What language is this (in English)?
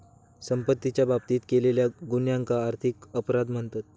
Marathi